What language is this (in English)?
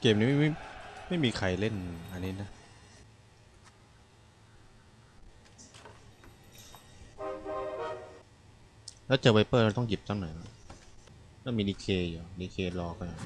Thai